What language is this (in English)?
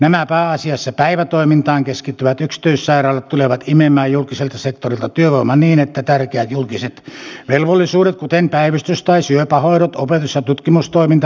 Finnish